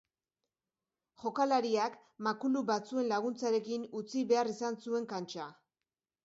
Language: Basque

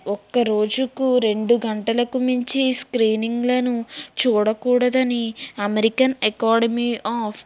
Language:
Telugu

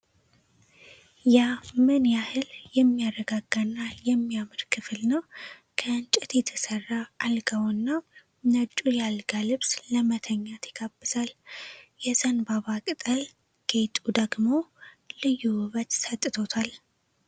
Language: Amharic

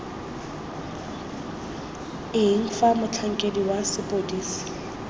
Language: Tswana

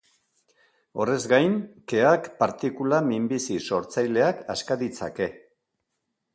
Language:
Basque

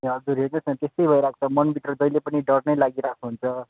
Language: Nepali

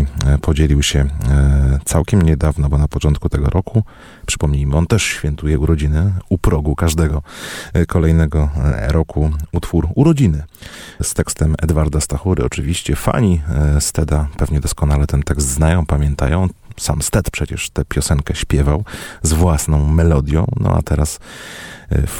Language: Polish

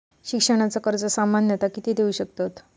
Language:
Marathi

